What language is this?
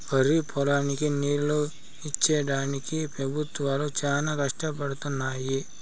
Telugu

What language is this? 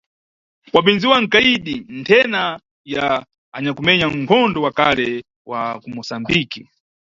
Nyungwe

